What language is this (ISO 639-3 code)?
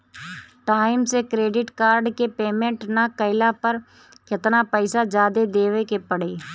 bho